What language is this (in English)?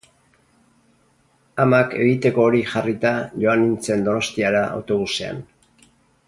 Basque